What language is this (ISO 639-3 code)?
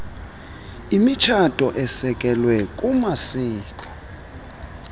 xho